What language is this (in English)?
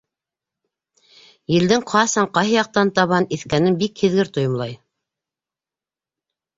Bashkir